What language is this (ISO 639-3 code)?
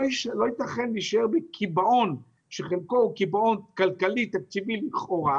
heb